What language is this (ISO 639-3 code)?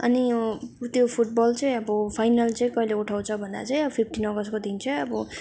nep